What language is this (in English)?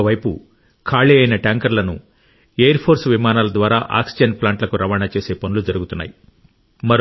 Telugu